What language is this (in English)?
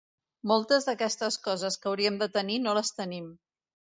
Catalan